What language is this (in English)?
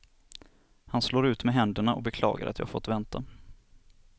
Swedish